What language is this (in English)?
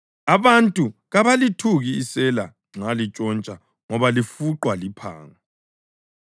North Ndebele